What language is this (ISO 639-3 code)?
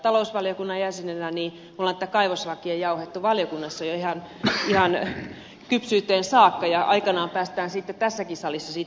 fin